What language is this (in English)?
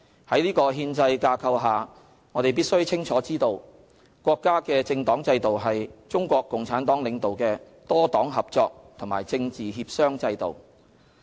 Cantonese